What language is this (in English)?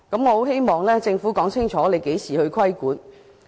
Cantonese